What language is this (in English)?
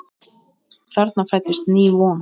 Icelandic